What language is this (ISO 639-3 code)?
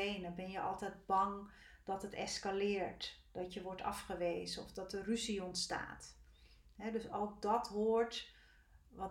nld